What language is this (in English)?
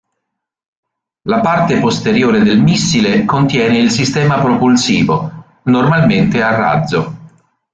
Italian